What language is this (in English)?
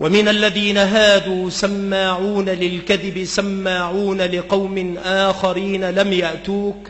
Arabic